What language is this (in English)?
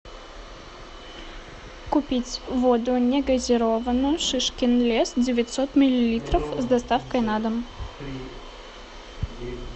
Russian